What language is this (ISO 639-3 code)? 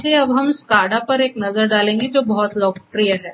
hin